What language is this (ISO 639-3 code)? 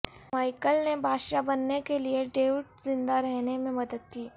urd